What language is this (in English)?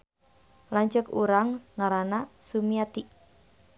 Sundanese